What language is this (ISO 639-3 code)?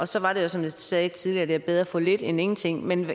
dan